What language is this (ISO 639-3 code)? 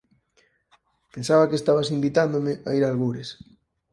glg